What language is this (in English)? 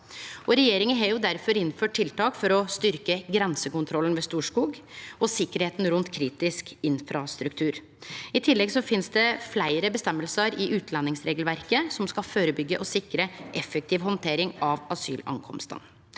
Norwegian